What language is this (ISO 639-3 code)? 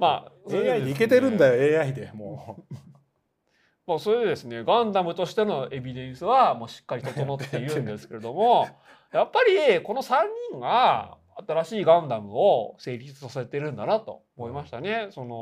jpn